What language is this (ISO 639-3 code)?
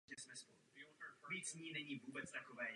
ces